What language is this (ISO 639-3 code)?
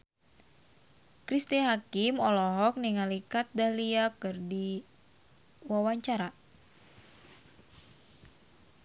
sun